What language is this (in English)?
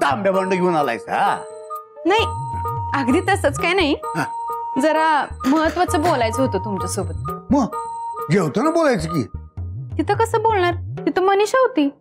Hindi